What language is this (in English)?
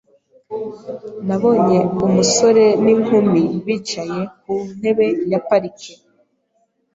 Kinyarwanda